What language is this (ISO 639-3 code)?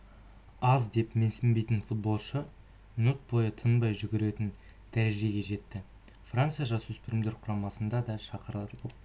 kaz